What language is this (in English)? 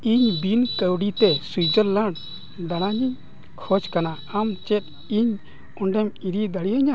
Santali